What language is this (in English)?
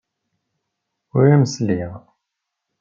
Kabyle